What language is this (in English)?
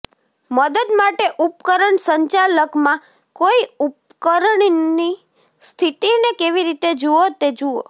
Gujarati